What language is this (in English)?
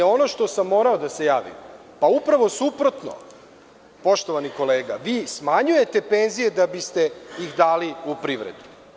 Serbian